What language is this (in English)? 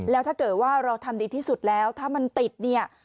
Thai